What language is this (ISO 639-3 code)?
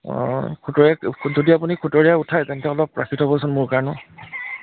asm